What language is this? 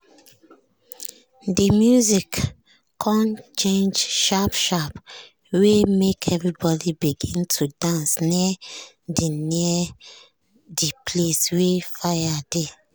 Nigerian Pidgin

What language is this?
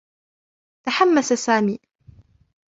Arabic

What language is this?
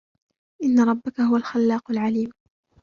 Arabic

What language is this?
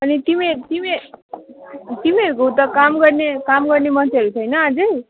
Nepali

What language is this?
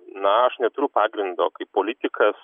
Lithuanian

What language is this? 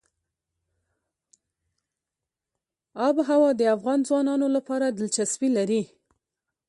Pashto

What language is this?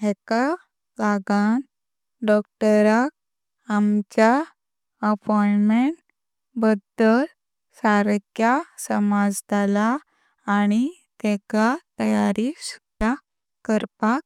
Konkani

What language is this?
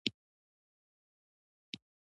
Pashto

